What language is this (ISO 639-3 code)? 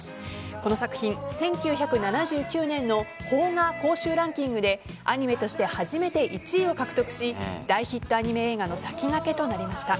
jpn